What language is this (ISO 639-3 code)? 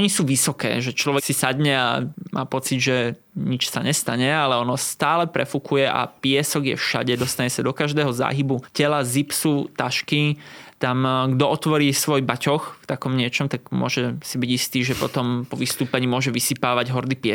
slk